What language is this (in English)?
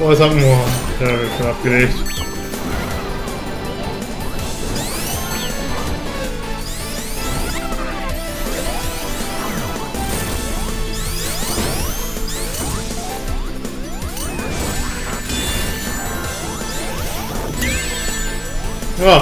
German